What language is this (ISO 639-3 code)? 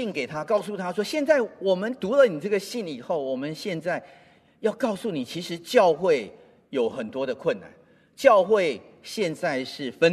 zho